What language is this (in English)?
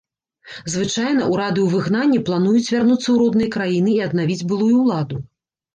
Belarusian